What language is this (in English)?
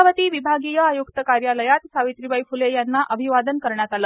Marathi